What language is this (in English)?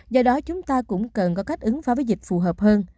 Vietnamese